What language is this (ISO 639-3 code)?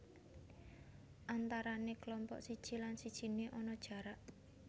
jav